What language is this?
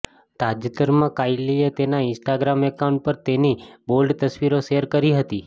Gujarati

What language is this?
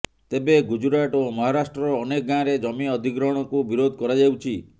Odia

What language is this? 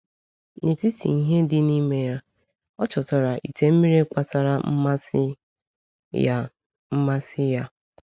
Igbo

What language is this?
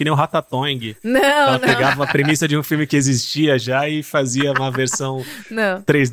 Portuguese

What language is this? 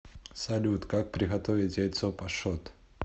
Russian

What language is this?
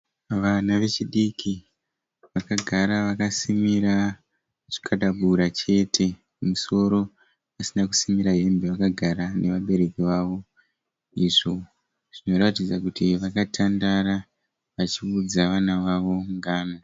Shona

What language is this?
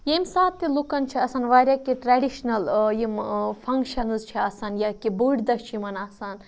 Kashmiri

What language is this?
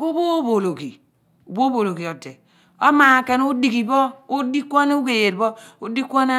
Abua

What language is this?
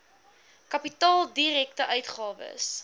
Afrikaans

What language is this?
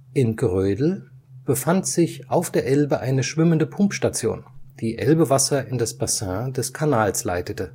German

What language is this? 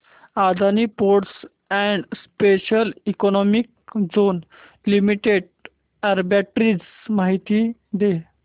Marathi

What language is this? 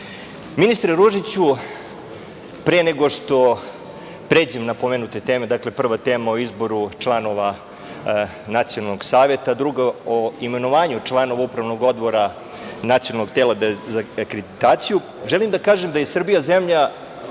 Serbian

